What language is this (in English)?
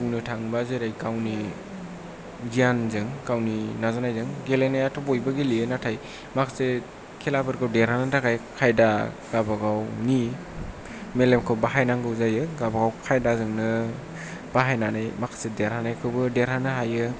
Bodo